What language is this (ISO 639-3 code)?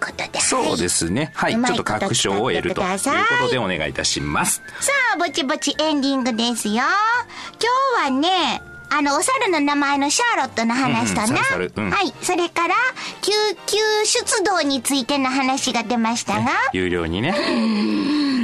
jpn